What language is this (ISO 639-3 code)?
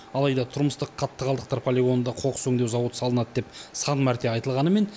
kaz